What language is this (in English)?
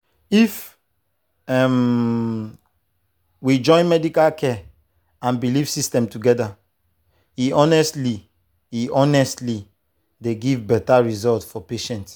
Nigerian Pidgin